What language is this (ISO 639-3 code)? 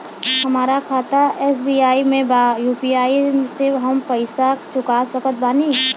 bho